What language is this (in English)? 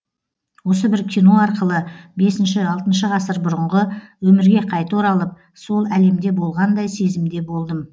Kazakh